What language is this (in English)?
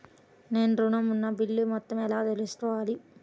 Telugu